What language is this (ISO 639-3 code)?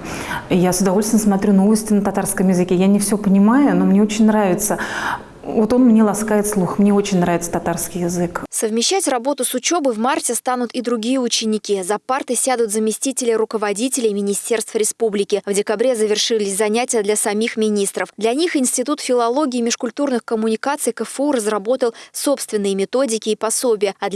rus